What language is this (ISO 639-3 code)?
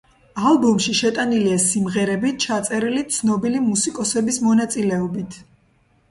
kat